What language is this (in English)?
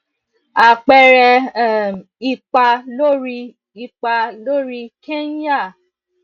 Yoruba